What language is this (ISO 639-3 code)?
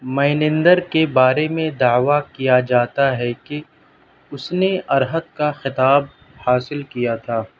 urd